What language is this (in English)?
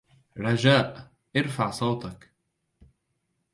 Arabic